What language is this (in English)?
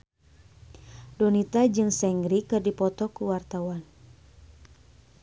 Sundanese